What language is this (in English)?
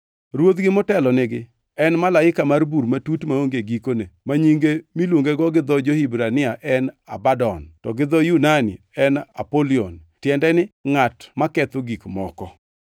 Luo (Kenya and Tanzania)